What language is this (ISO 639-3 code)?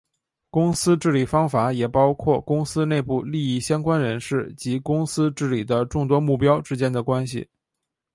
zho